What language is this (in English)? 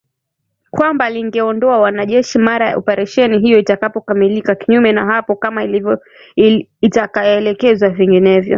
Swahili